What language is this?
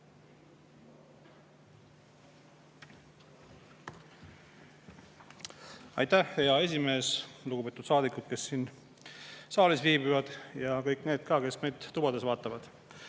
Estonian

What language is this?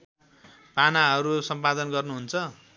Nepali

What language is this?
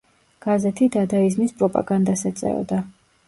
Georgian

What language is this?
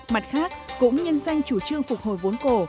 Vietnamese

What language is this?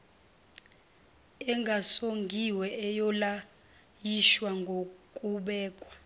Zulu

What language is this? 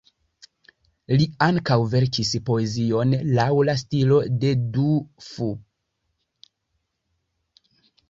Esperanto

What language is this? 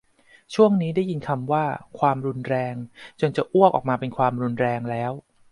Thai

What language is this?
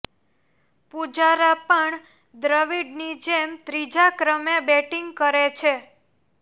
Gujarati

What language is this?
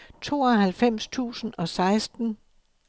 Danish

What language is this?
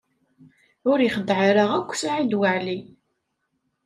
Kabyle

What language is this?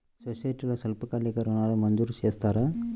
Telugu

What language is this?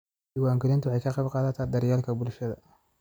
Somali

